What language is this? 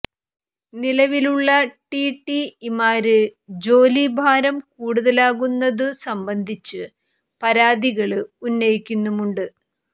Malayalam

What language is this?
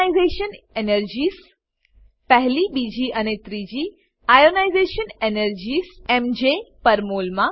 Gujarati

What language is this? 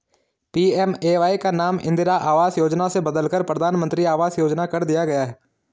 Hindi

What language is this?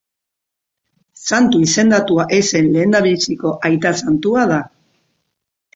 Basque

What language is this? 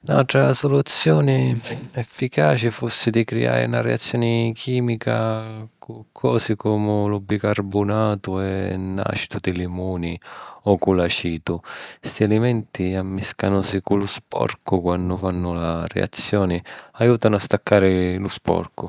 Sicilian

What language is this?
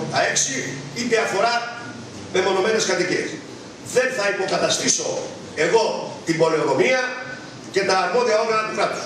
Greek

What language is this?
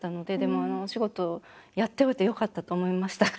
Japanese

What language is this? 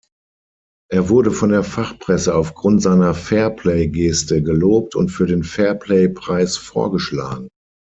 German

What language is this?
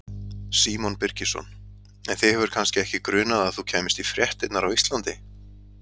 Icelandic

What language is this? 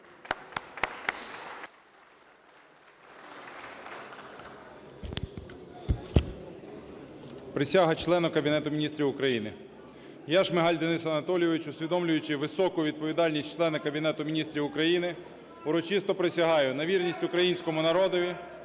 Ukrainian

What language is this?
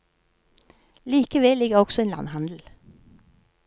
Norwegian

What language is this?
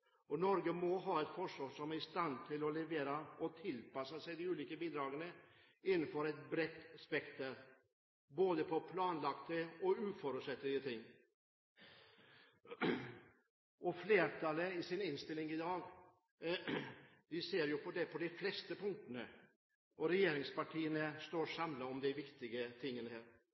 Norwegian Bokmål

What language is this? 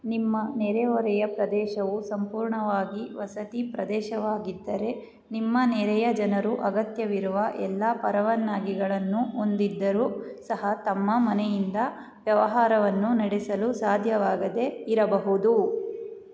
Kannada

